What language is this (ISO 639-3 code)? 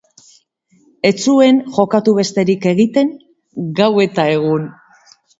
eus